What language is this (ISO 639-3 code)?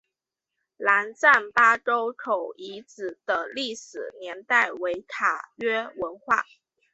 zho